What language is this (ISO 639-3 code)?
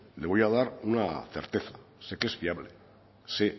spa